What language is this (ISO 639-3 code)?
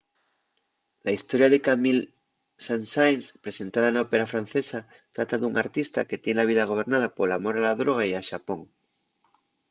ast